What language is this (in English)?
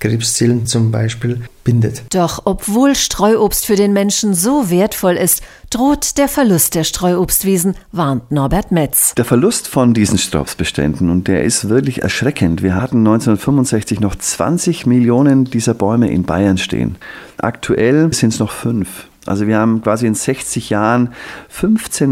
German